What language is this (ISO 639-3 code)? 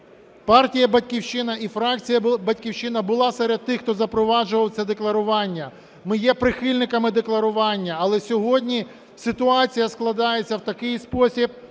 ukr